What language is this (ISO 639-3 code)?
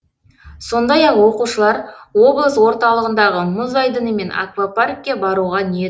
kaz